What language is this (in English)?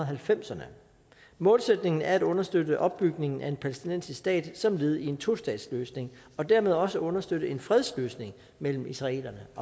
Danish